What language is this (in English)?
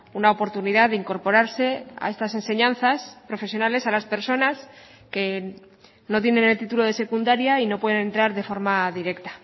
Spanish